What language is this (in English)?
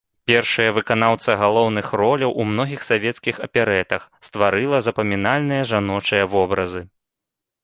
Belarusian